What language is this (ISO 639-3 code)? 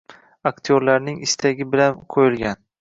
uzb